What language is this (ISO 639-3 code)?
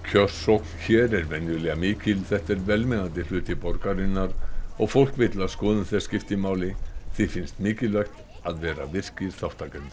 isl